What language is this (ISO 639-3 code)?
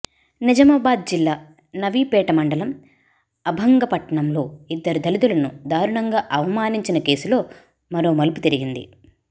tel